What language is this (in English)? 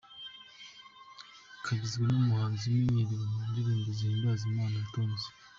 Kinyarwanda